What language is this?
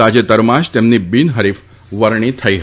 Gujarati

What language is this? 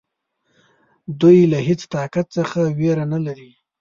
Pashto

